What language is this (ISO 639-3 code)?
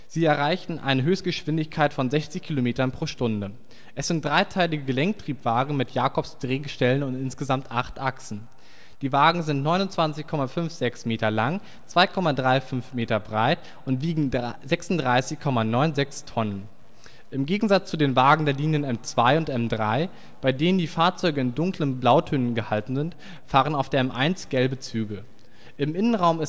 deu